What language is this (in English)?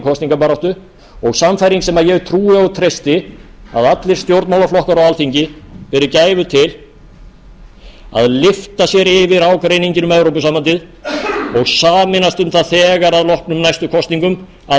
Icelandic